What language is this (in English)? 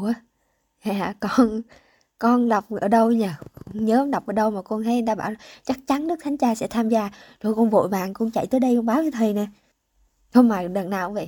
Vietnamese